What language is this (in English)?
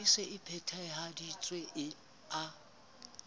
Southern Sotho